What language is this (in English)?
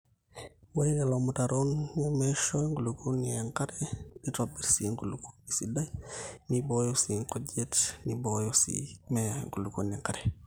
Masai